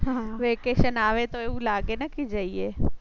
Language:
Gujarati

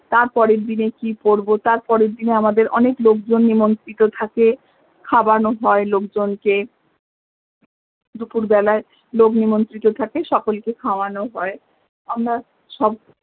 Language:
Bangla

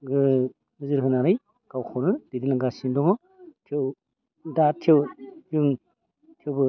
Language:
Bodo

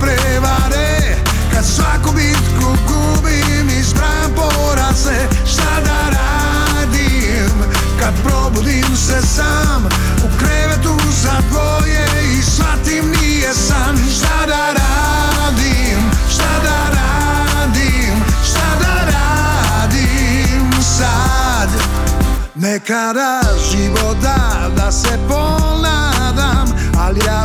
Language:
Croatian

